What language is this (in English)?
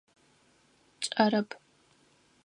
Adyghe